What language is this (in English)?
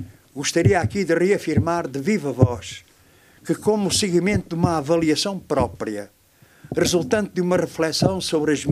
Portuguese